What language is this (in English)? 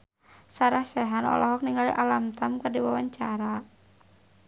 Sundanese